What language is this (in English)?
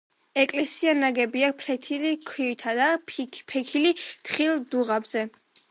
Georgian